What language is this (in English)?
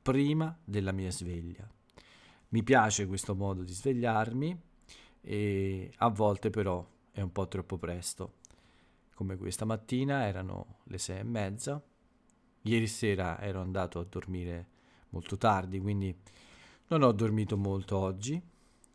Italian